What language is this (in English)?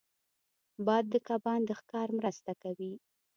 Pashto